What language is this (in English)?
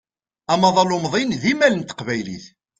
Kabyle